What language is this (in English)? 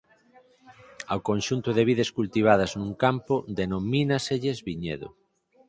Galician